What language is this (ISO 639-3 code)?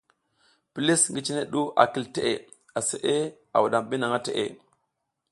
giz